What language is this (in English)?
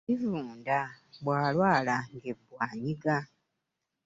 Ganda